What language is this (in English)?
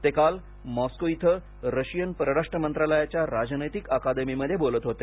Marathi